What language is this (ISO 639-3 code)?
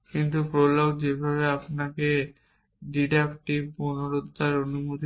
ben